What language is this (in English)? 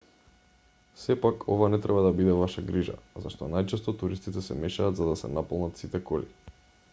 Macedonian